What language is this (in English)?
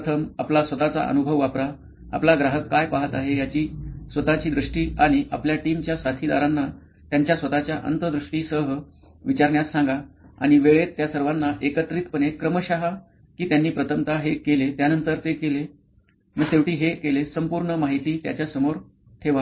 Marathi